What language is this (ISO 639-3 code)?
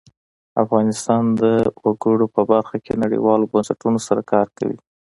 pus